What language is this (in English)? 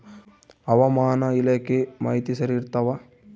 Kannada